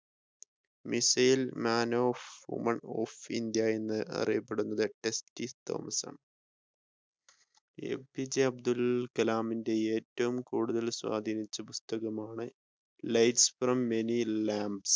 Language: Malayalam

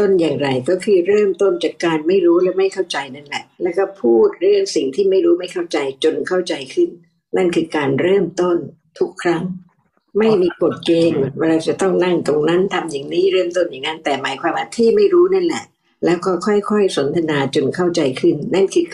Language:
Thai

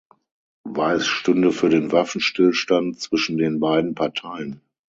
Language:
German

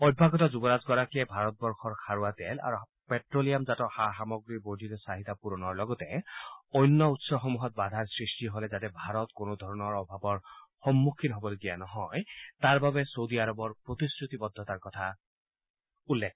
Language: Assamese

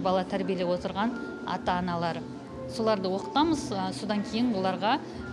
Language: Turkish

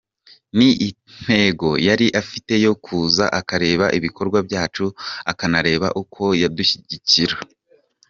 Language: Kinyarwanda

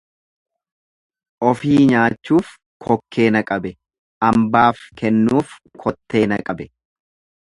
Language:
Oromo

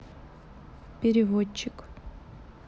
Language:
Russian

